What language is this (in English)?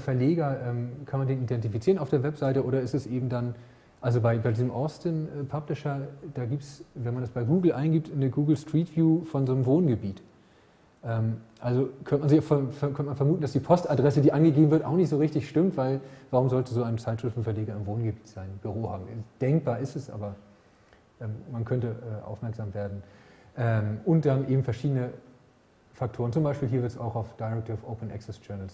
German